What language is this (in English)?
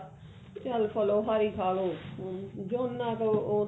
Punjabi